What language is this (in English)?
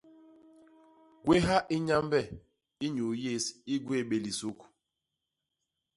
Basaa